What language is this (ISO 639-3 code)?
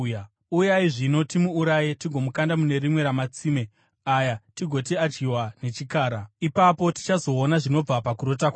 sna